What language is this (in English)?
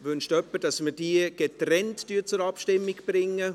Swiss German